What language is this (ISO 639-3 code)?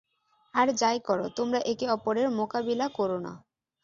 ben